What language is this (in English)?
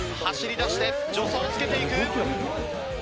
Japanese